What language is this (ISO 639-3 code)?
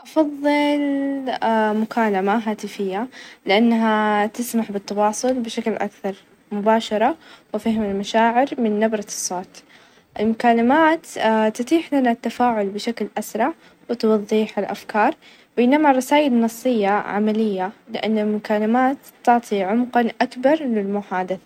ars